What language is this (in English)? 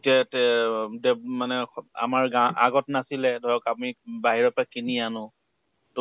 Assamese